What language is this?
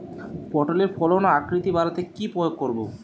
Bangla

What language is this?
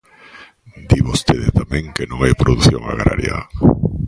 Galician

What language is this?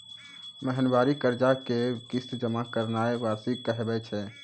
Maithili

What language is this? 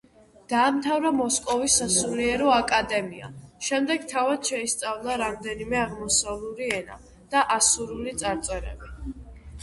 Georgian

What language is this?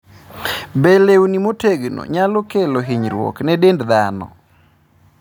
Luo (Kenya and Tanzania)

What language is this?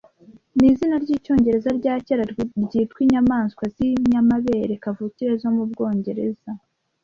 Kinyarwanda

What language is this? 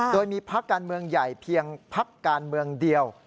Thai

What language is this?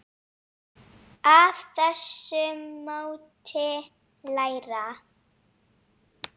Icelandic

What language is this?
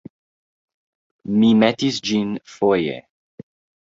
Esperanto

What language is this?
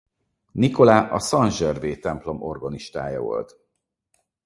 Hungarian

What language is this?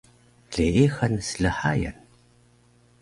Taroko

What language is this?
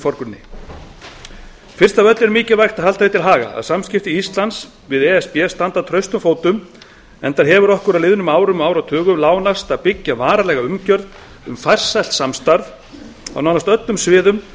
Icelandic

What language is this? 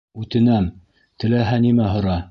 Bashkir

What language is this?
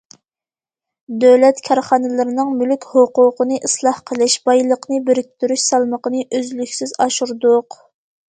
Uyghur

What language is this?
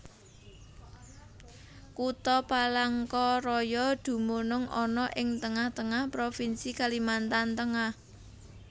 Javanese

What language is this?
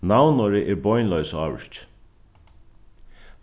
Faroese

